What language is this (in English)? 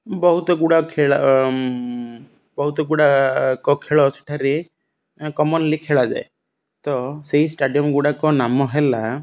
Odia